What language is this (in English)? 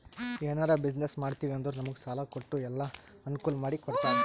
Kannada